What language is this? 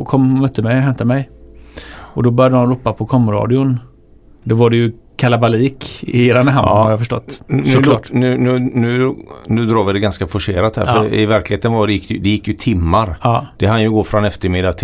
Swedish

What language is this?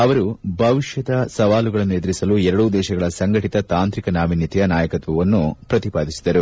Kannada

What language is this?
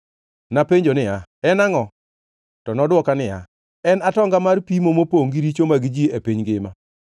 Luo (Kenya and Tanzania)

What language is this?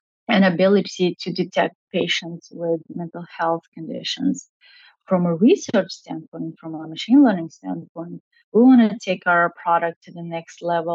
English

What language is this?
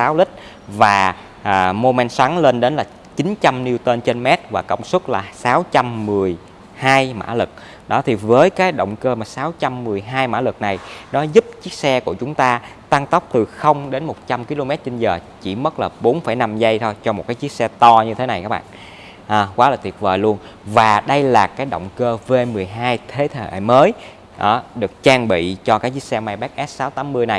Vietnamese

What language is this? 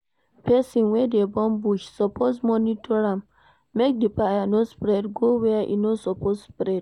Nigerian Pidgin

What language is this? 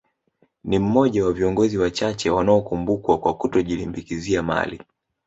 Swahili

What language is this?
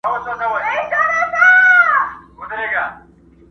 Pashto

